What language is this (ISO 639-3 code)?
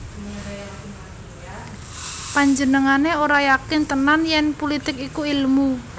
jav